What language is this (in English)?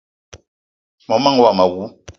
Eton (Cameroon)